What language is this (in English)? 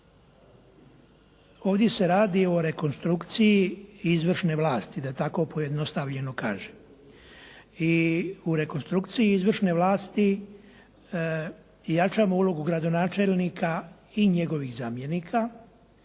Croatian